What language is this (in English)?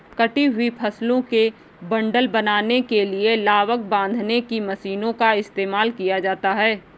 Hindi